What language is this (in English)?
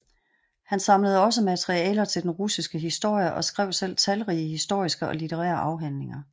Danish